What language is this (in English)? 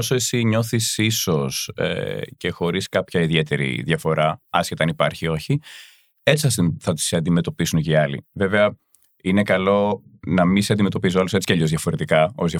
Greek